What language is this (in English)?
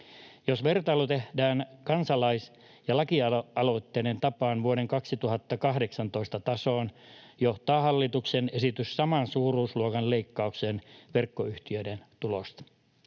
Finnish